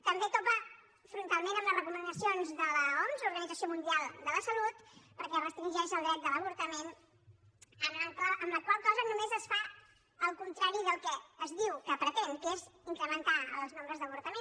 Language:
Catalan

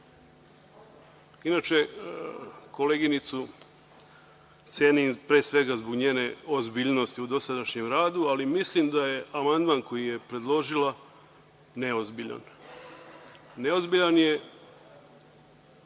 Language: Serbian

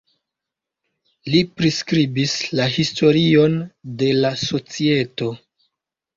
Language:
Esperanto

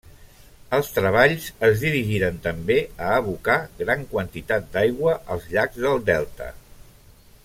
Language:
Catalan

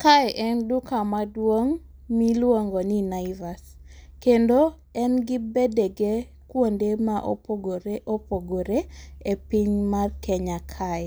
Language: Luo (Kenya and Tanzania)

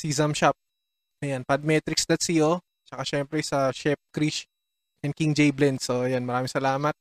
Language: Filipino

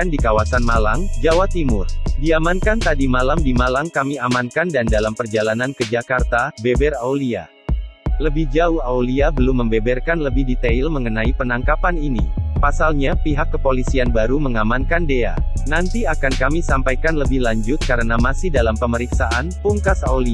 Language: Indonesian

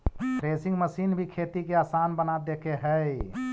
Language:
Magahi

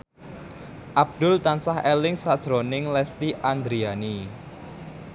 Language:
Javanese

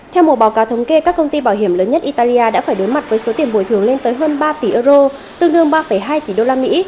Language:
Vietnamese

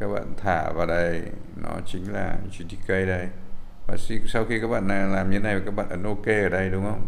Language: Vietnamese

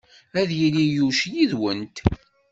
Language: Kabyle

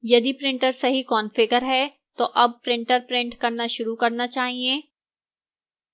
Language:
Hindi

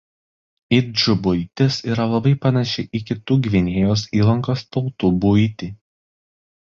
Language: Lithuanian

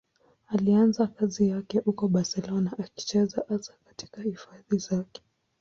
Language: Swahili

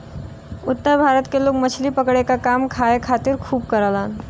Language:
Bhojpuri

